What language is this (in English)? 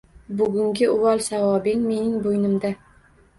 Uzbek